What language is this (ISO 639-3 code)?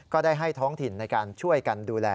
tha